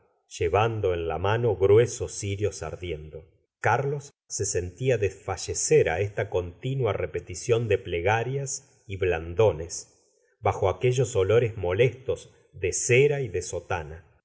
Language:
Spanish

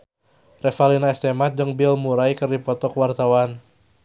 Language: Sundanese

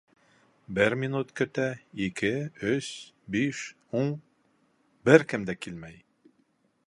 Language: Bashkir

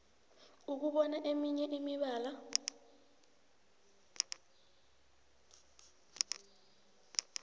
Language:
South Ndebele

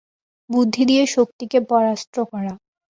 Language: Bangla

